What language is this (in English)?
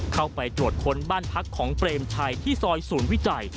Thai